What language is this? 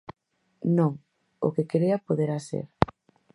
Galician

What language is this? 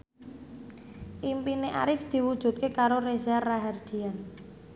Javanese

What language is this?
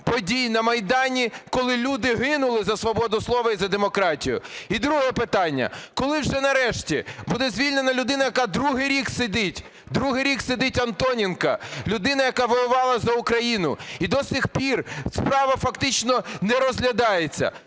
Ukrainian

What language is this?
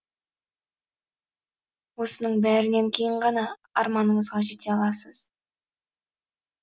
Kazakh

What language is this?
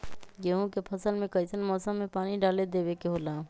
Magahi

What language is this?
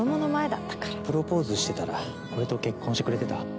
Japanese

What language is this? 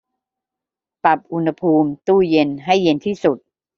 Thai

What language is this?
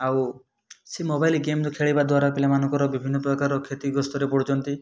Odia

